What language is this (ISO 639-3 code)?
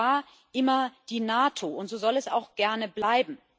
deu